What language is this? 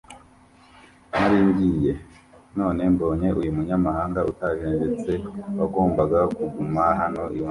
Kinyarwanda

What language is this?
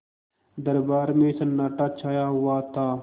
Hindi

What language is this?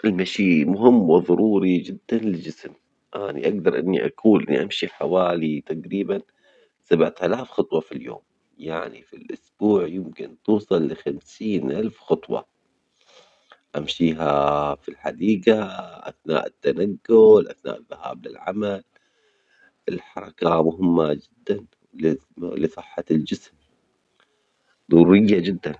Omani Arabic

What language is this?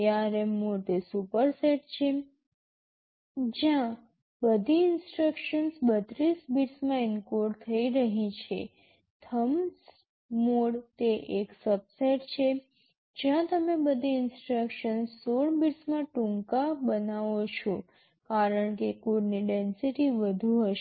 Gujarati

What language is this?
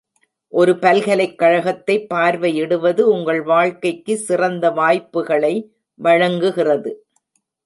Tamil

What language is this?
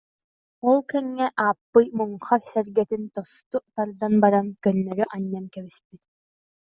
Yakut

